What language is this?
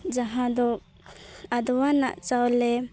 Santali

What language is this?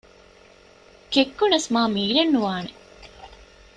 Divehi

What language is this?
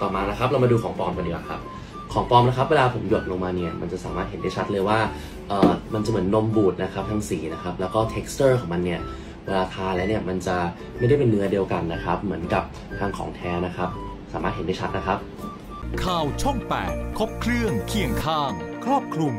Thai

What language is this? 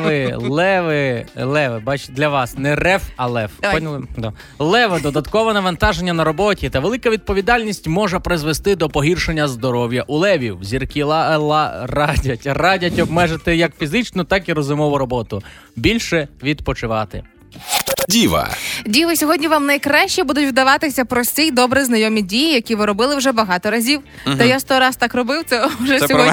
Ukrainian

